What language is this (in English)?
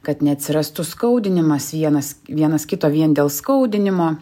Lithuanian